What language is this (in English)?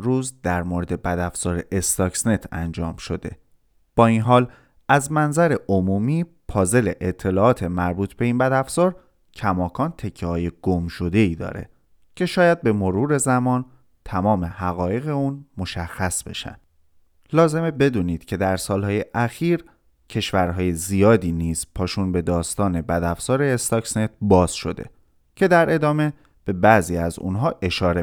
Persian